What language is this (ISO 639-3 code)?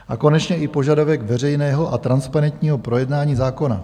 ces